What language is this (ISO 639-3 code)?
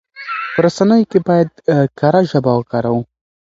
pus